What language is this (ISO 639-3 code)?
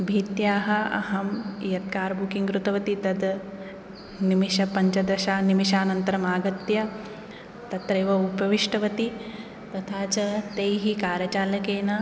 san